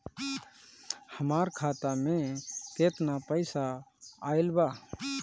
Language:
Bhojpuri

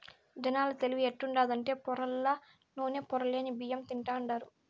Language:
Telugu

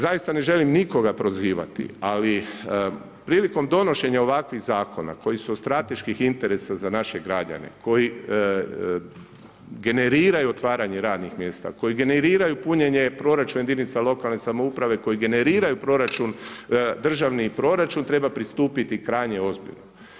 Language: Croatian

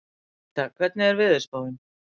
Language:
Icelandic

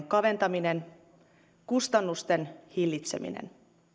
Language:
Finnish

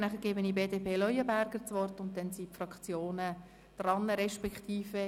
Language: Swiss German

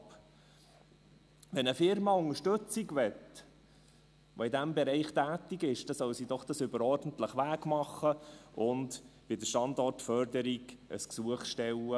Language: Swiss German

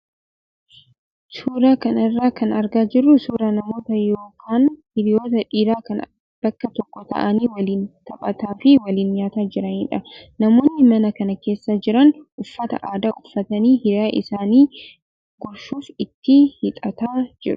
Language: Oromo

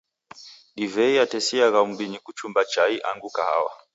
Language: Taita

